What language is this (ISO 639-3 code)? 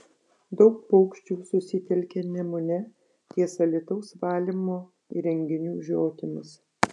lit